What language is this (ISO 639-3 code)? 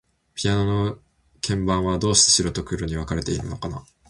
jpn